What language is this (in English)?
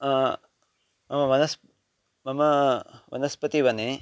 Sanskrit